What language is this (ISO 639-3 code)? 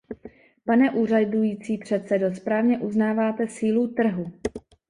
ces